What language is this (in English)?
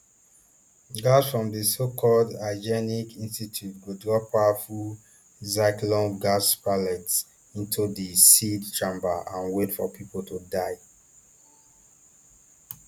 Nigerian Pidgin